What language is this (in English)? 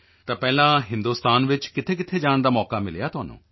Punjabi